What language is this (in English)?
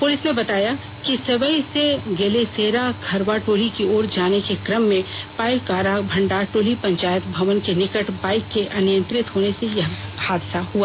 Hindi